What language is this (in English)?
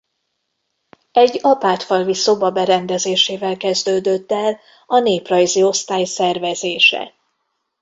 Hungarian